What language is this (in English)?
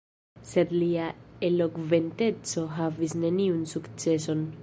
Esperanto